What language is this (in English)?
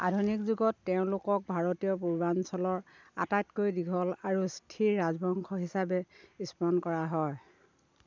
Assamese